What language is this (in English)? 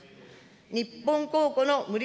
Japanese